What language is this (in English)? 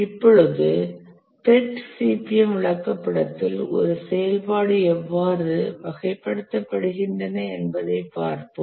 Tamil